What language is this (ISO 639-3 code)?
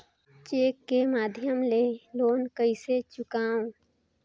hne